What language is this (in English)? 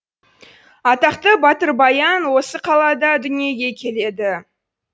Kazakh